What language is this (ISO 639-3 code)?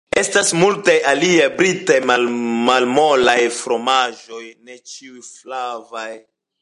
epo